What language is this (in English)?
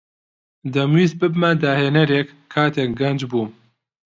Central Kurdish